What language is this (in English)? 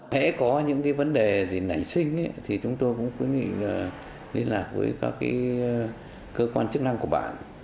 Vietnamese